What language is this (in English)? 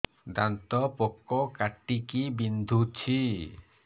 Odia